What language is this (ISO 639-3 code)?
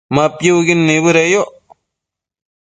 mcf